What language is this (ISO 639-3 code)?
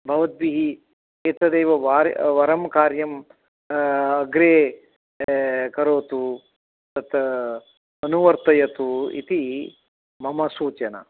san